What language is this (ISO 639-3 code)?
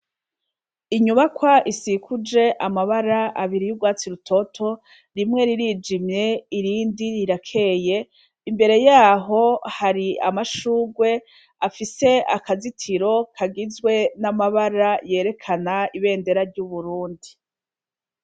run